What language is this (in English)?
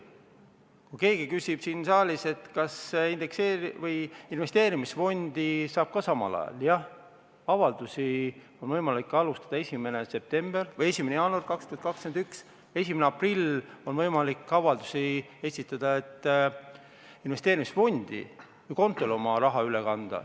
Estonian